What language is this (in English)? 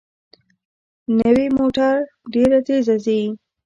Pashto